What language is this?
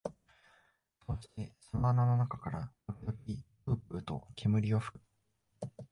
Japanese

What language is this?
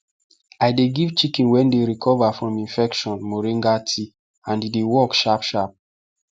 Nigerian Pidgin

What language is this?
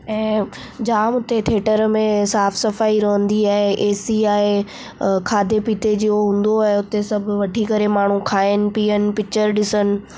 Sindhi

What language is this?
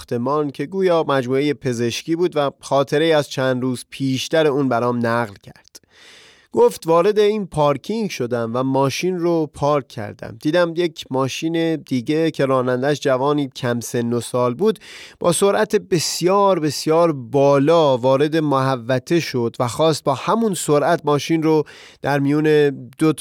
Persian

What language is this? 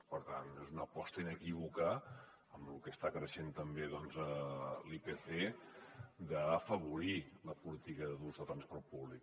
Catalan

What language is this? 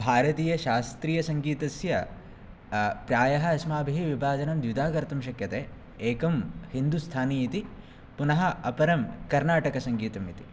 Sanskrit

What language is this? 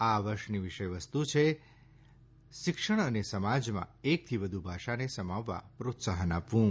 Gujarati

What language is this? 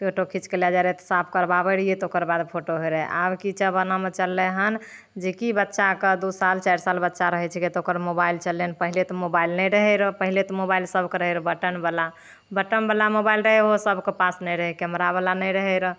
Maithili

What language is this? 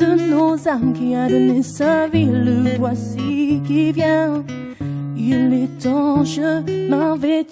French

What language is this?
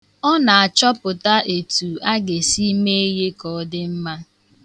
Igbo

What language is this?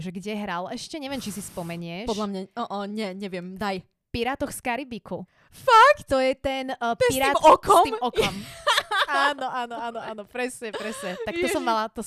Slovak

